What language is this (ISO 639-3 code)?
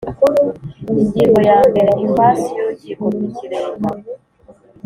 kin